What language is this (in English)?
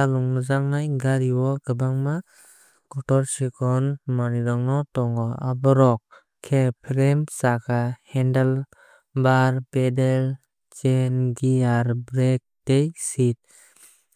Kok Borok